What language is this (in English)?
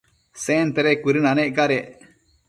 Matsés